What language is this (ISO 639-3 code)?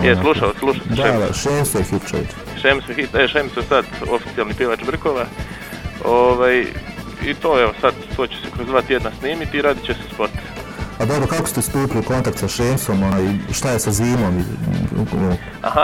hrv